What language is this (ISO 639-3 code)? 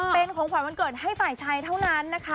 tha